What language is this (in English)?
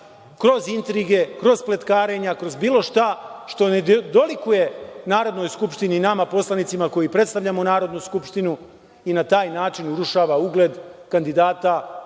Serbian